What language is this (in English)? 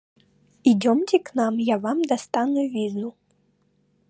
Russian